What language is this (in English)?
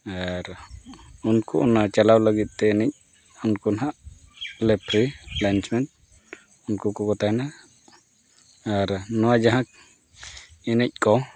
Santali